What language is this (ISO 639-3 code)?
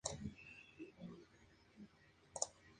spa